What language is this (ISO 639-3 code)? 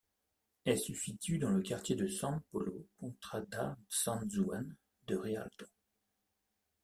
fra